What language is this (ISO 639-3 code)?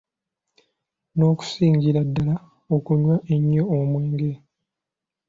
lug